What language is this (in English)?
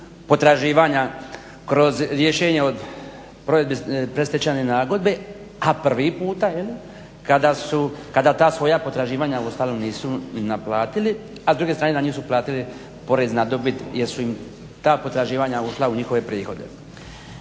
Croatian